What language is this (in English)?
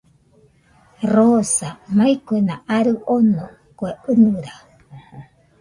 Nüpode Huitoto